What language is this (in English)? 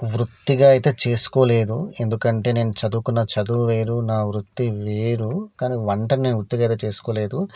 Telugu